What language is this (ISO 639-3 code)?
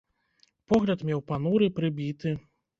bel